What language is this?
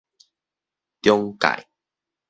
Min Nan Chinese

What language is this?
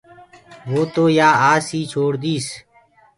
Gurgula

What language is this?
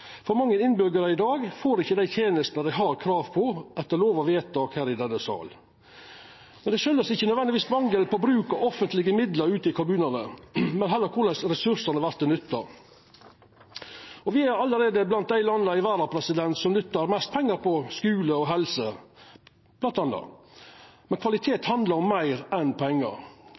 Norwegian Nynorsk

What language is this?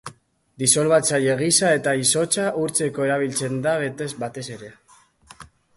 Basque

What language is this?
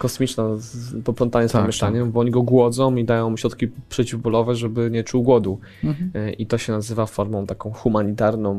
Polish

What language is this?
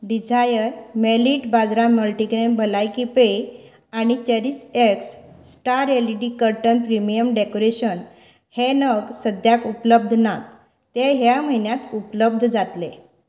Konkani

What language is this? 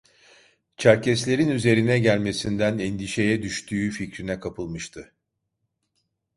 Turkish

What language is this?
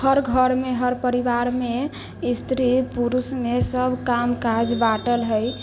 Maithili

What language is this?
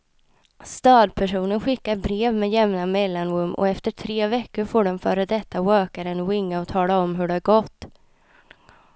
Swedish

